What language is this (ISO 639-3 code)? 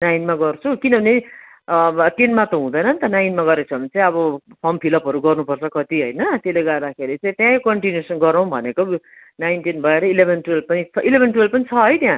nep